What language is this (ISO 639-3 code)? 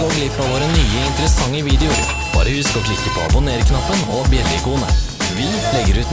nor